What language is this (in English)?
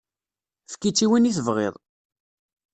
Kabyle